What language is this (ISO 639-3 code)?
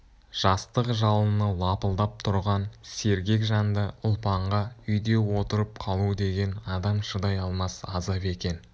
kaz